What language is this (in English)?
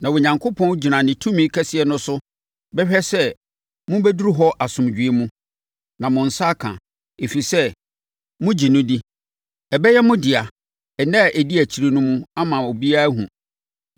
Akan